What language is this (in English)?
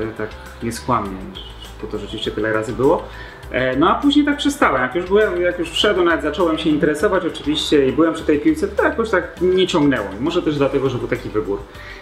Polish